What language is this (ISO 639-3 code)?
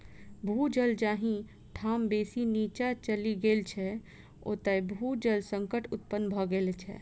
mai